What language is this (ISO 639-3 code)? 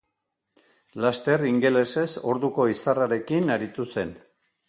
eus